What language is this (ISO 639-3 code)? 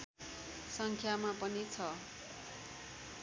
nep